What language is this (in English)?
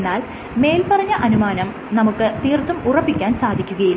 Malayalam